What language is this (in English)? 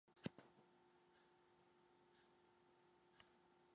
Western Frisian